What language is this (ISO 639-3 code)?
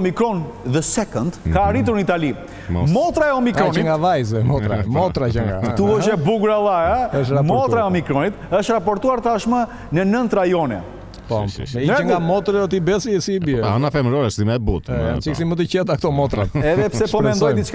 ron